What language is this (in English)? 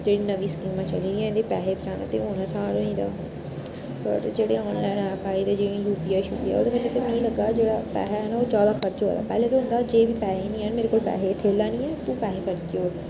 Dogri